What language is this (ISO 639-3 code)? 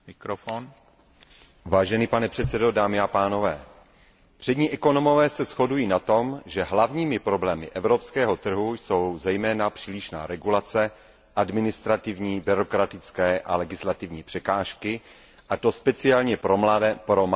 ces